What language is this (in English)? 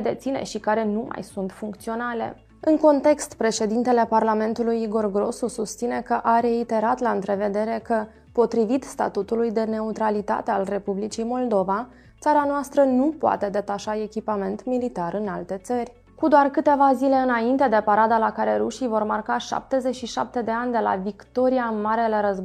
Romanian